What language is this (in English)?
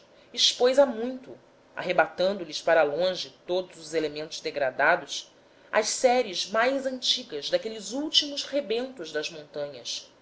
Portuguese